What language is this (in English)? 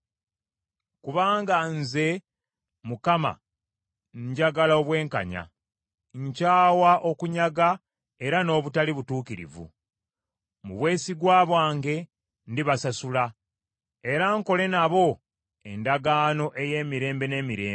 Ganda